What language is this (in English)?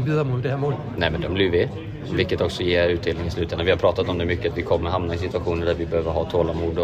Danish